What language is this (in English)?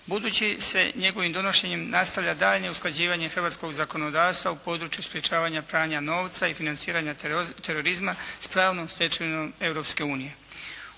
Croatian